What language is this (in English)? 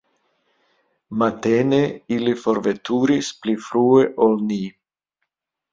Esperanto